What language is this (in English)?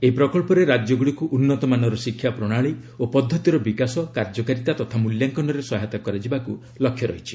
Odia